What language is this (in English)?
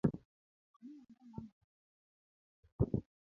Luo (Kenya and Tanzania)